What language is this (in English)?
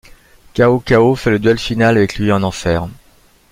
French